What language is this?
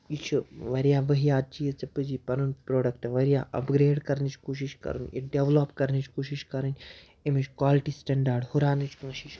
Kashmiri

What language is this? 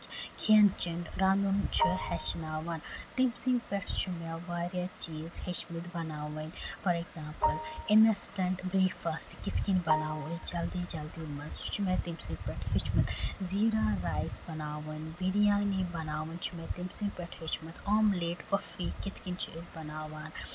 Kashmiri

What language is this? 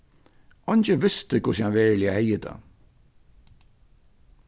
Faroese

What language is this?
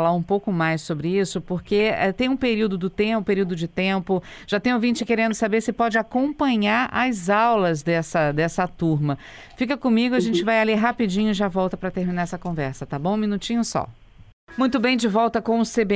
Portuguese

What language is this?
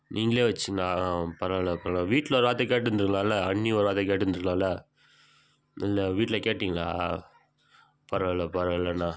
Tamil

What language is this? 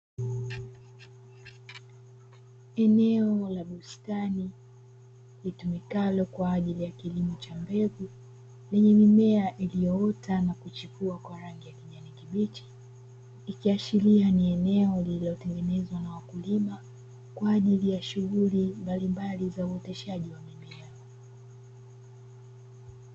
Swahili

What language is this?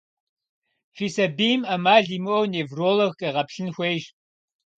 Kabardian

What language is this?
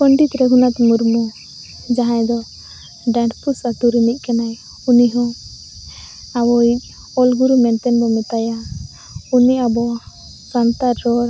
Santali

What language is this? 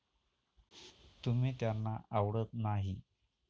Marathi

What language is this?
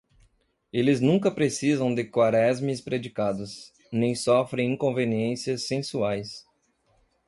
Portuguese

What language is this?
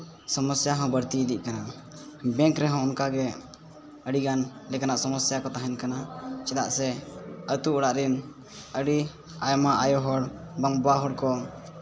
Santali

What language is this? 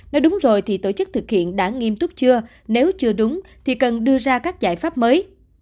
Vietnamese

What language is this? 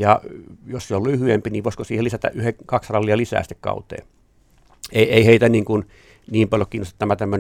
Finnish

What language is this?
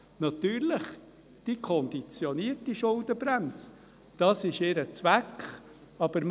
Swiss German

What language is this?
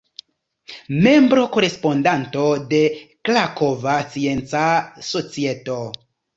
Esperanto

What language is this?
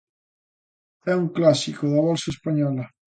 Galician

